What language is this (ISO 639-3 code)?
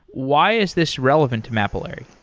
eng